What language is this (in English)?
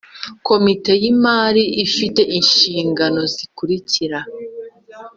Kinyarwanda